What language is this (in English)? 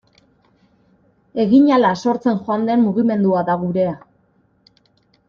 Basque